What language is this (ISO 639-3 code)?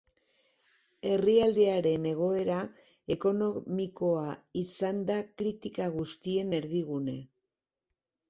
eus